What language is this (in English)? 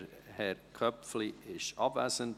Swiss German